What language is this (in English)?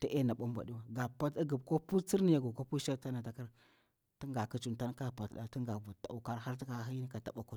Bura-Pabir